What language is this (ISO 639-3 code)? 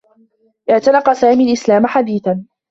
ara